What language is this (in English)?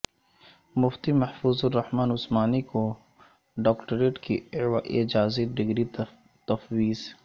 Urdu